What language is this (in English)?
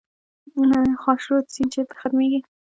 Pashto